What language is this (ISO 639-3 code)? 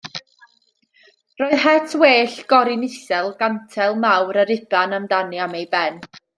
cym